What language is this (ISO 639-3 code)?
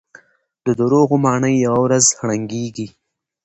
pus